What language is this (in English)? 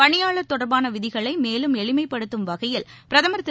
Tamil